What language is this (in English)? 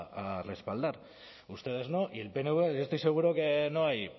Spanish